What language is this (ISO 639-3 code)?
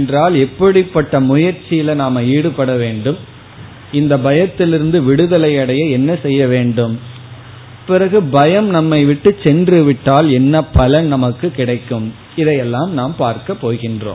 tam